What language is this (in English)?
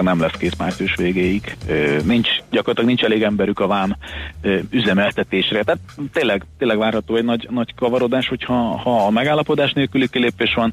Hungarian